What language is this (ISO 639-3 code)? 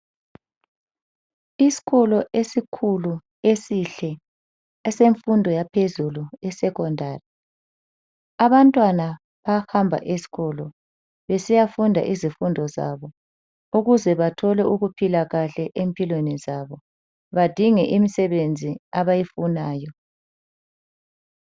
nde